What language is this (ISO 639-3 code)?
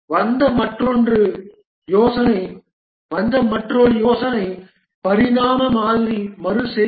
tam